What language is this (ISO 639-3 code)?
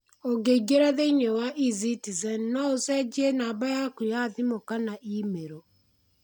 kik